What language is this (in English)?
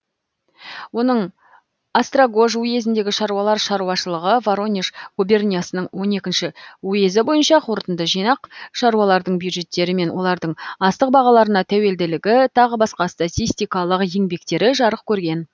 Kazakh